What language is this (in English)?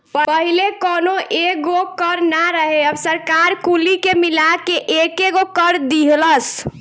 Bhojpuri